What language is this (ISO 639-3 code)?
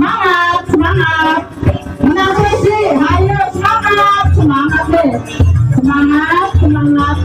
ind